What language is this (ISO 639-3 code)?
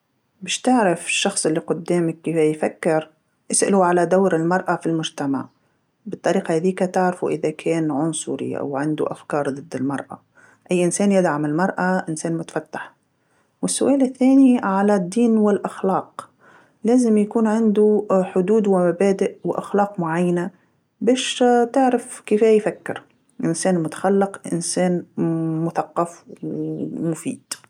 aeb